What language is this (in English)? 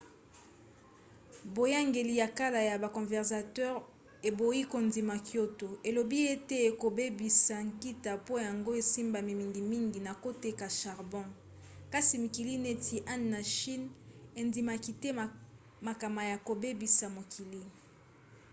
Lingala